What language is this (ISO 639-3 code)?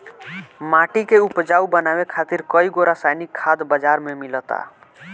bho